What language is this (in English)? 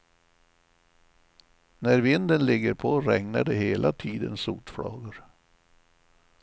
Swedish